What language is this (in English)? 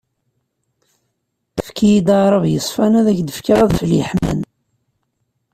Kabyle